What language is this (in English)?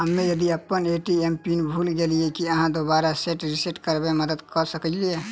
Maithili